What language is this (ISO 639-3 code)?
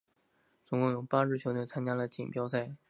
zho